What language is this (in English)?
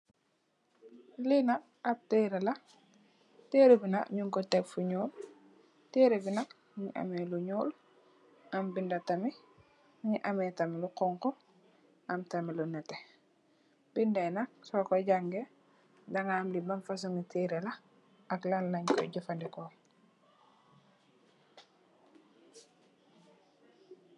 Wolof